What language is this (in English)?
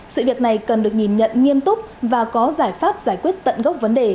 Vietnamese